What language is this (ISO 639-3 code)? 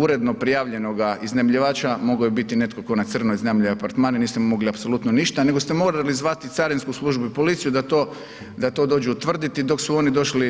hrv